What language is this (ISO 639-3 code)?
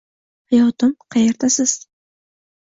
uzb